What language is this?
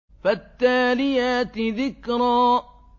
Arabic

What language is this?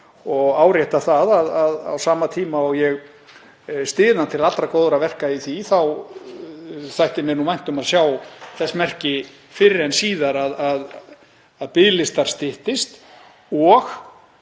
Icelandic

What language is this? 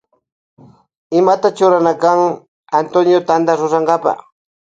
Loja Highland Quichua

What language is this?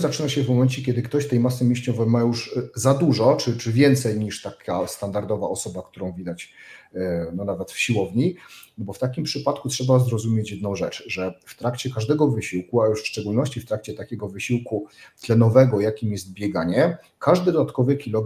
Polish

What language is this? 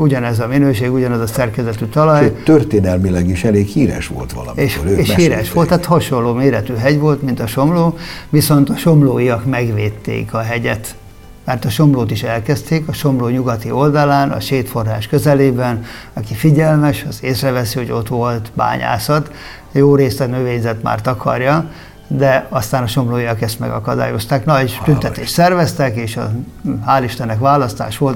Hungarian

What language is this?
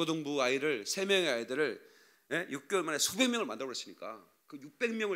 Korean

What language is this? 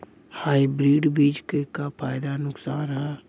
Bhojpuri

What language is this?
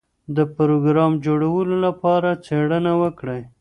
Pashto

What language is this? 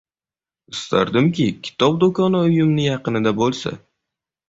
Uzbek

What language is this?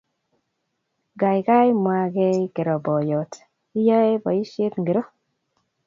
Kalenjin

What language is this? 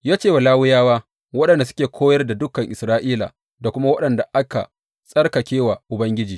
Hausa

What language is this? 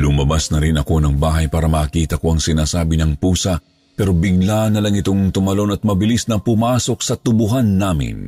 Filipino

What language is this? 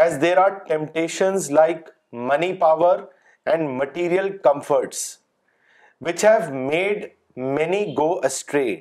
Urdu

